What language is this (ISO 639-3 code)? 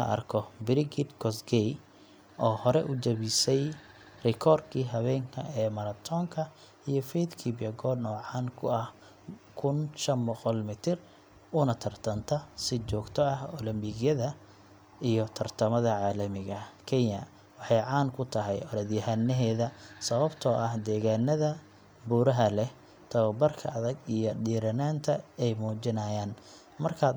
som